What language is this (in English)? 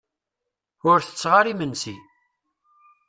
Kabyle